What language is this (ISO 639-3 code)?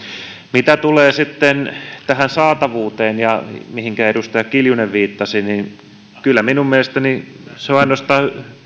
fin